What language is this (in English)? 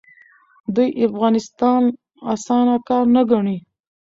Pashto